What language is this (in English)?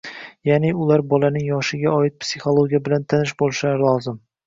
Uzbek